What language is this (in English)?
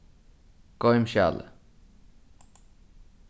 Faroese